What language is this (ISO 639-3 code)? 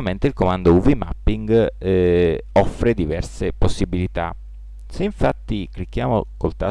ita